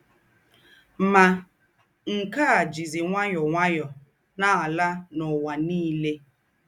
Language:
Igbo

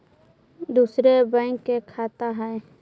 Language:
Magahi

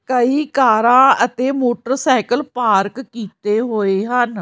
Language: Punjabi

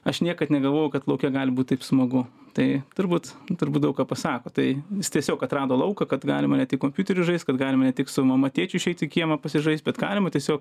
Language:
Lithuanian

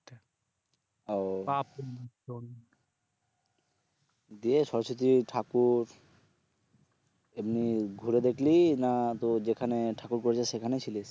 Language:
Bangla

